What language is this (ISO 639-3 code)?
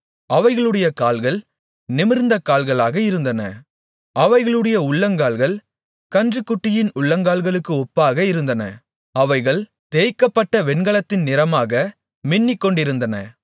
tam